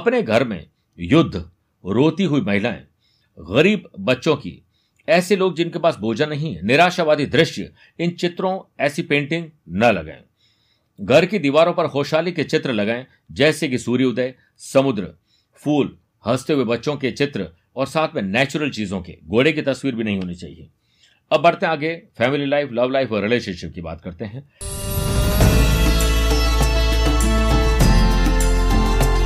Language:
Hindi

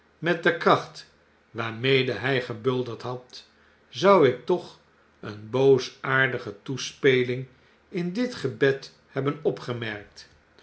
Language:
Dutch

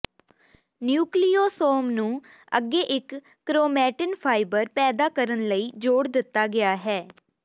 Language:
Punjabi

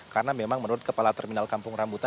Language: Indonesian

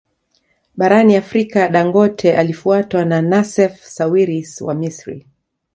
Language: Swahili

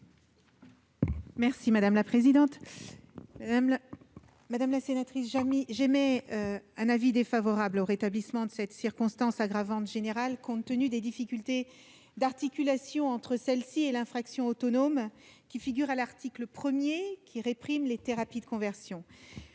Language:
French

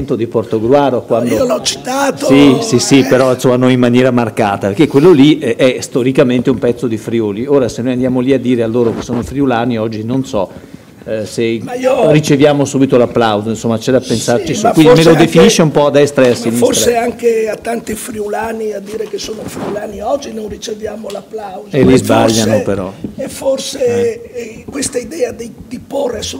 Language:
Italian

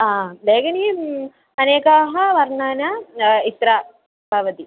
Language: Sanskrit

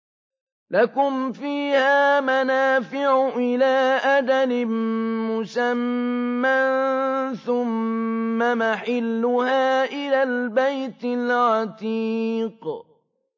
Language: Arabic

